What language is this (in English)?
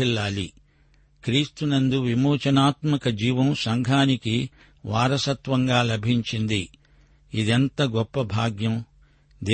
Telugu